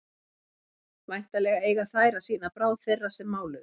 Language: Icelandic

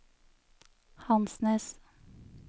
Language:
Norwegian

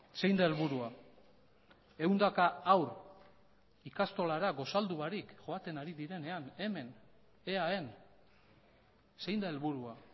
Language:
Basque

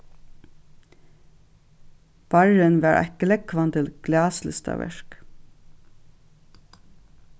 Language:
Faroese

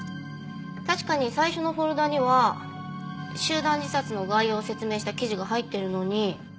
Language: Japanese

